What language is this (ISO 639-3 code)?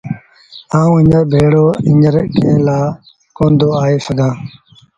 sbn